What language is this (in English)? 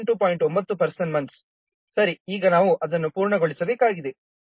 Kannada